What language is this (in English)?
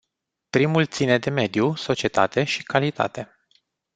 Romanian